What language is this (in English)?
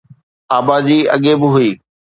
Sindhi